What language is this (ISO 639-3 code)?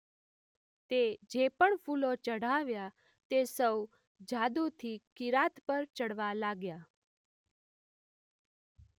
guj